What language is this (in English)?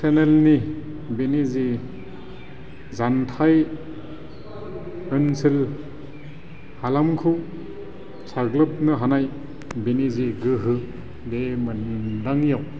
Bodo